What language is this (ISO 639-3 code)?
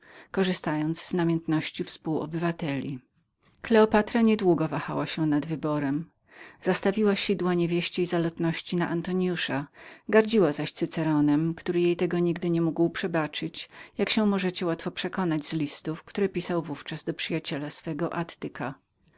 pol